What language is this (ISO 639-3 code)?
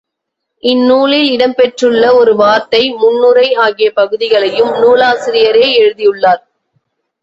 tam